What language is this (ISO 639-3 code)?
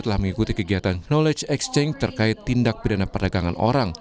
ind